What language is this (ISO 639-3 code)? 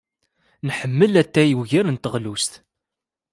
kab